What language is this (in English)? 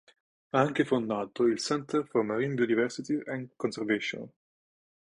Italian